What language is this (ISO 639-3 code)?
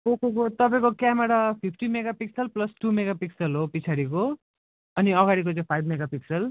nep